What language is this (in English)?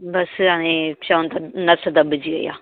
Sindhi